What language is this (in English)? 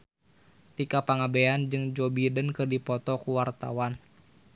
Sundanese